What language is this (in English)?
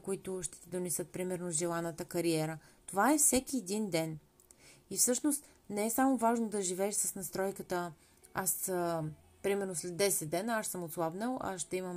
Bulgarian